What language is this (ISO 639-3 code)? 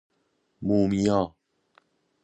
fas